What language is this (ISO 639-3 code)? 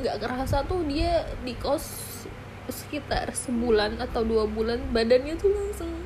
ind